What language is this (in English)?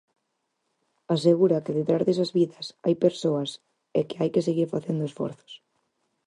Galician